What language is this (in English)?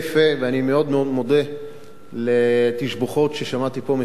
Hebrew